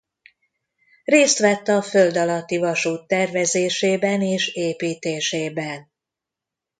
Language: Hungarian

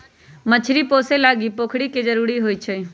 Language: Magahi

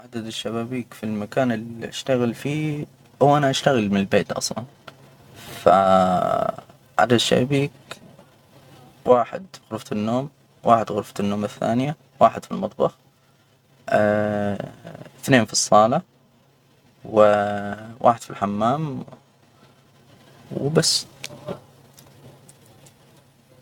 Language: Hijazi Arabic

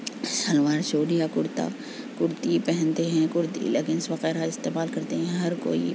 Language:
Urdu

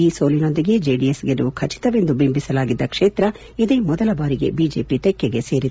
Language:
Kannada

